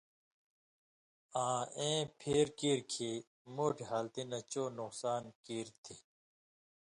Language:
Indus Kohistani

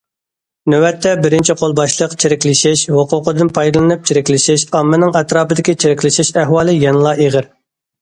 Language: Uyghur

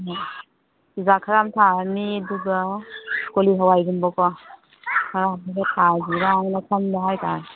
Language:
Manipuri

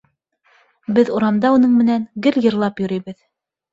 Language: Bashkir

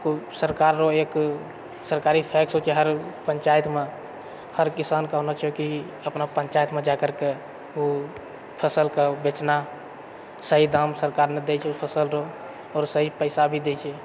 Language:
Maithili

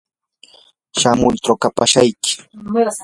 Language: Yanahuanca Pasco Quechua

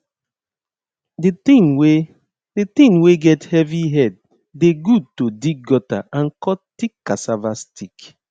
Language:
Nigerian Pidgin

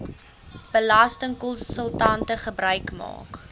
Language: Afrikaans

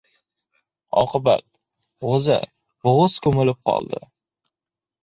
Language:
Uzbek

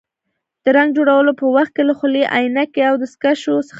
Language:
Pashto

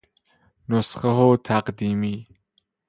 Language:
Persian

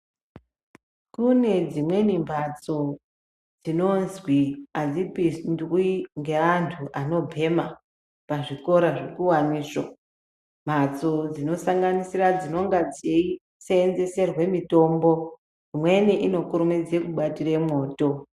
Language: Ndau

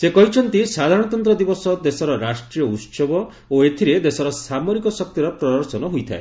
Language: Odia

